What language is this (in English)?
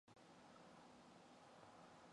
Mongolian